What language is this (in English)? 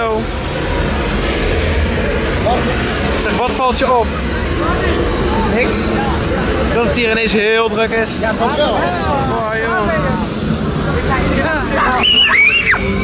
Dutch